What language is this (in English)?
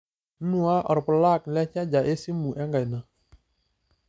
Masai